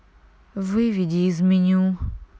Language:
Russian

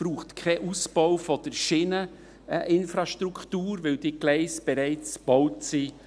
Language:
Swiss German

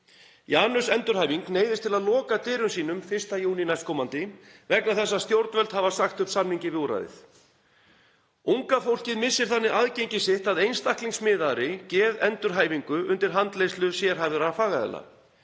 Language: Icelandic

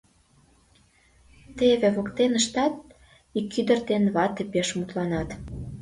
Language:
Mari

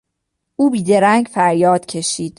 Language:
Persian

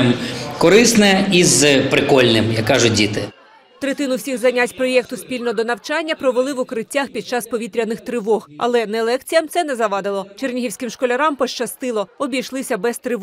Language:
Ukrainian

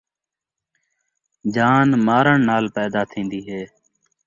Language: Saraiki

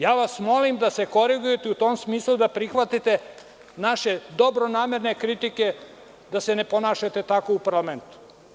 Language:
Serbian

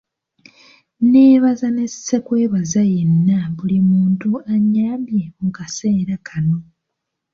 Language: Ganda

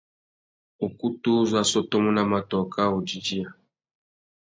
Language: Tuki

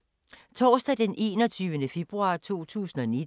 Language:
Danish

